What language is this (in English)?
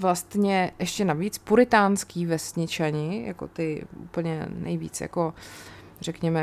Czech